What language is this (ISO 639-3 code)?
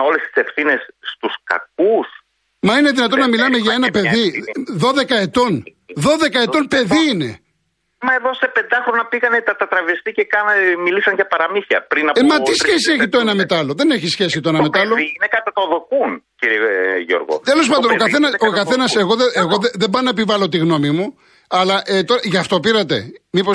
ell